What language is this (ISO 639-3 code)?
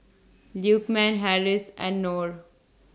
eng